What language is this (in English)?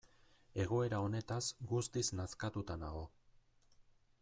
Basque